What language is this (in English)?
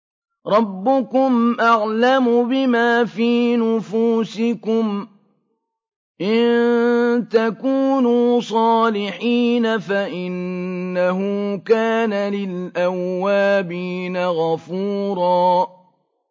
Arabic